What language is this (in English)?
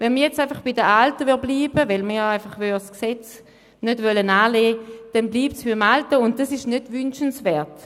Swiss German